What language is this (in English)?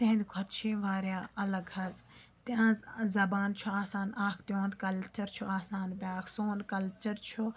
Kashmiri